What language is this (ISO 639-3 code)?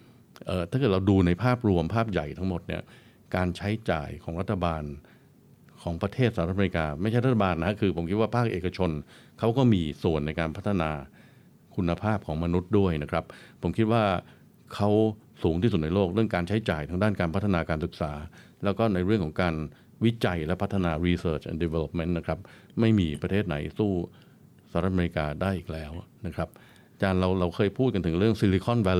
tha